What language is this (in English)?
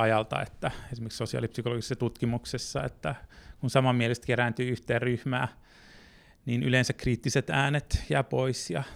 Finnish